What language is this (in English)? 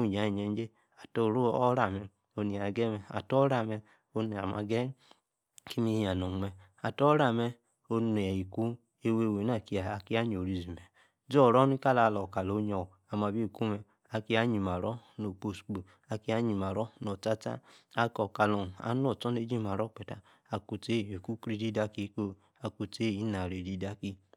Yace